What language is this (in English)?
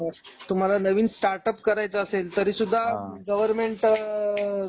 Marathi